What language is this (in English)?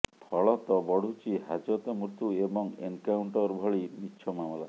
Odia